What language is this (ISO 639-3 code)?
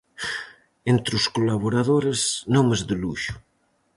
glg